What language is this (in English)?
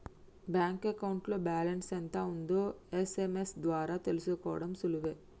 Telugu